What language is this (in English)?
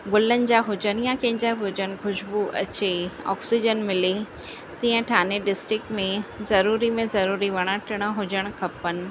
Sindhi